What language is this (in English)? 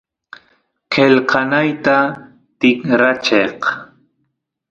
Santiago del Estero Quichua